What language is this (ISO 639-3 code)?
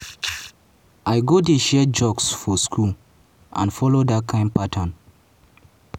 pcm